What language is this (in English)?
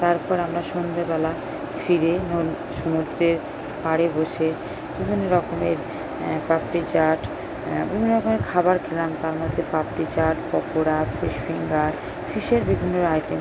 Bangla